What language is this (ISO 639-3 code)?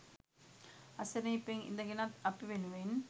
sin